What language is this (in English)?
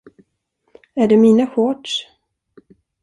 Swedish